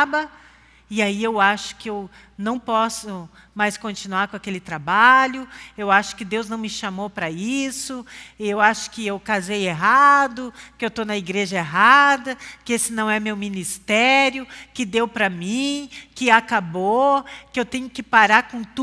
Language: Portuguese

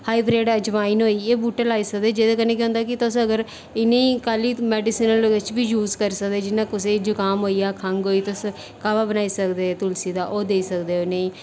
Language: Dogri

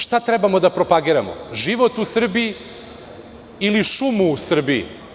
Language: Serbian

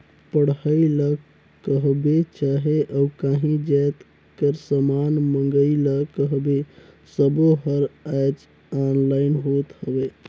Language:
Chhattisgarhi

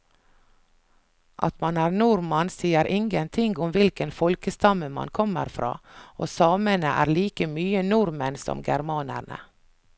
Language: Norwegian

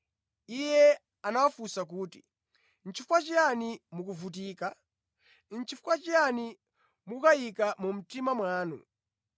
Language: Nyanja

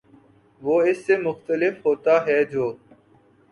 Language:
Urdu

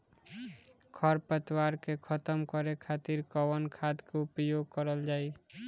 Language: Bhojpuri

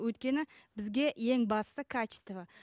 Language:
Kazakh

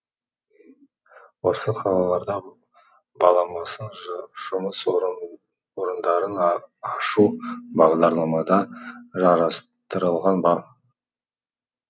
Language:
Kazakh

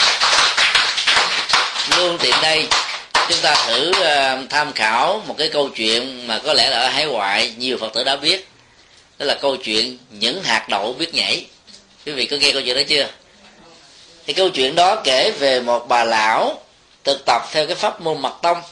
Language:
Vietnamese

